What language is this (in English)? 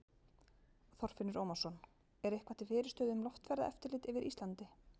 Icelandic